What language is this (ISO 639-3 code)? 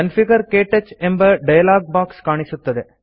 kan